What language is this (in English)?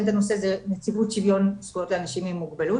Hebrew